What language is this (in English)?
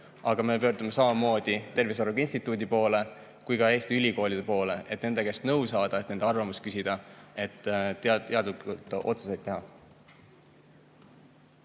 Estonian